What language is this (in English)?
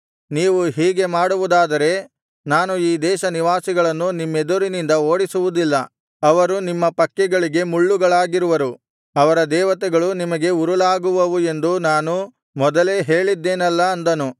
Kannada